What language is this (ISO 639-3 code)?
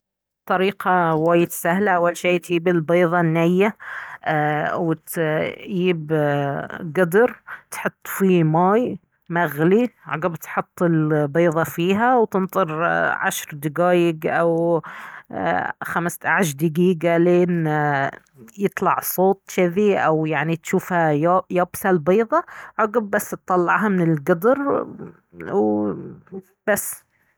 abv